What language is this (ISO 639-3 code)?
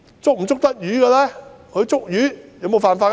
yue